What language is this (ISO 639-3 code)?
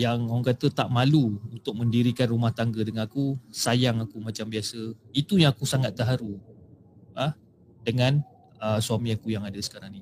msa